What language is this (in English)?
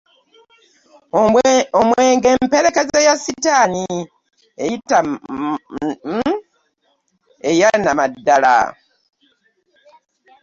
Ganda